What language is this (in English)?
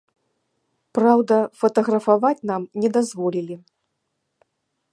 Belarusian